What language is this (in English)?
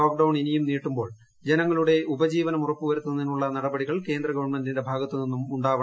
Malayalam